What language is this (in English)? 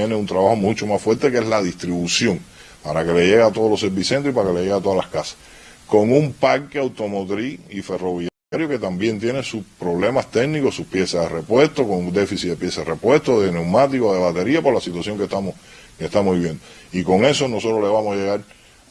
Spanish